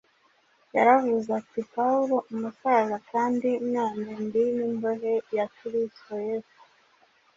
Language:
Kinyarwanda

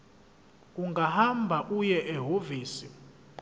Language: Zulu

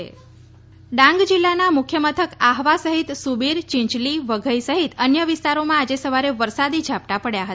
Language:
Gujarati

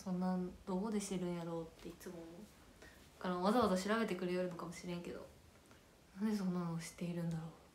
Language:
Japanese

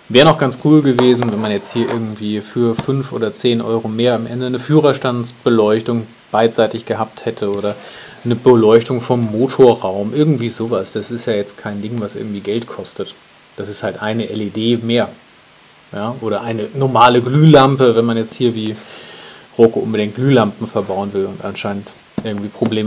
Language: German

